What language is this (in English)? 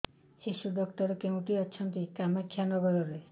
Odia